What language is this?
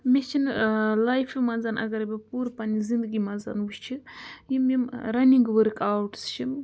Kashmiri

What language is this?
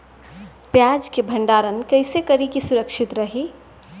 Bhojpuri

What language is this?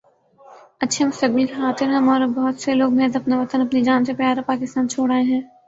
Urdu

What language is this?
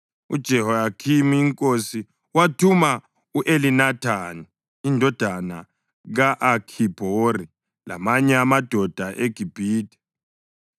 North Ndebele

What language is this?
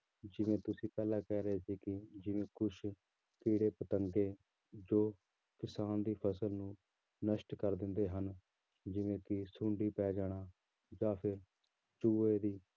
Punjabi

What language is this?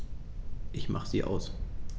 German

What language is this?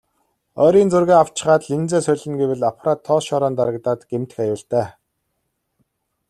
Mongolian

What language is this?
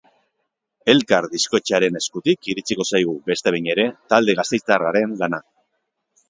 Basque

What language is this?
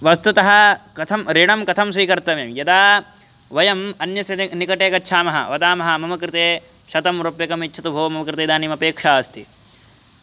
Sanskrit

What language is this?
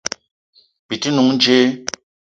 Eton (Cameroon)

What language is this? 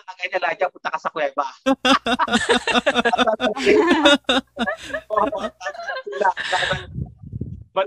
Filipino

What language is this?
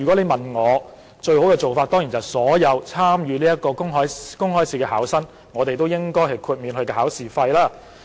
Cantonese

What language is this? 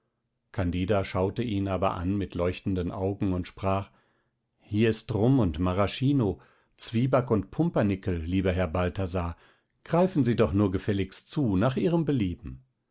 German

